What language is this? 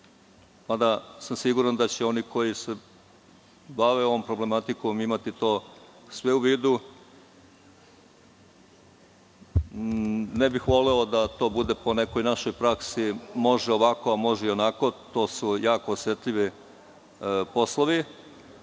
Serbian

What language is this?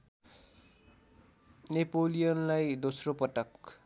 Nepali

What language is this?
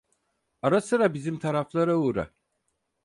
Turkish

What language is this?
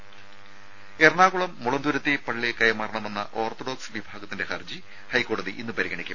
Malayalam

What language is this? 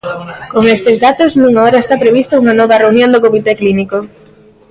Galician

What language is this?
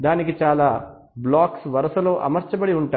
Telugu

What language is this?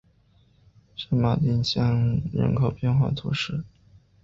Chinese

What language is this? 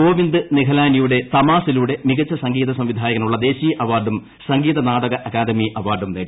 Malayalam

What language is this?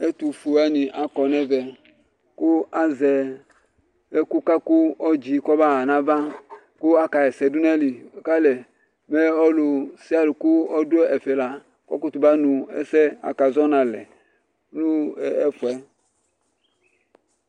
Ikposo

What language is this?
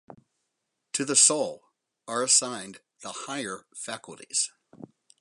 English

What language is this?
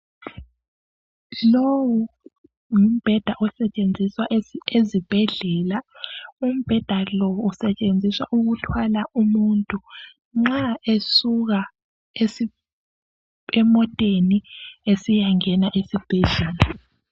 North Ndebele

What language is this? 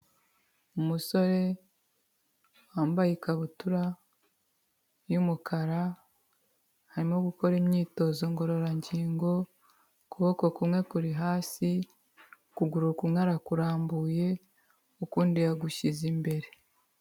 Kinyarwanda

